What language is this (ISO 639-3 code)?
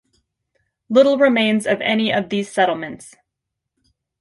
eng